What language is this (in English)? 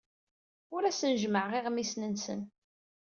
Kabyle